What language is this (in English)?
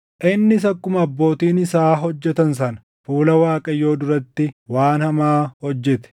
Oromo